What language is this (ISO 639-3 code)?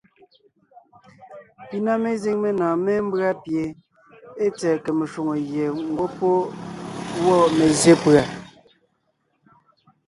nnh